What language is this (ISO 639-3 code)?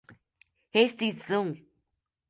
por